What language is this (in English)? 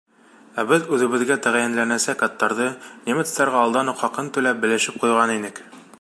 Bashkir